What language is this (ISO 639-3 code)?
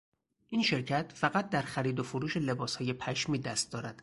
fas